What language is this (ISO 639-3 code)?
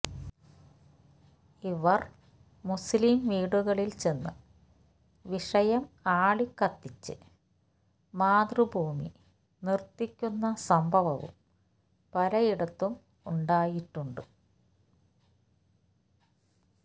mal